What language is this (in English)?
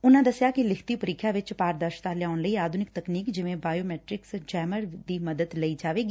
Punjabi